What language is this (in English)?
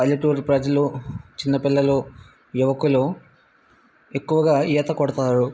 Telugu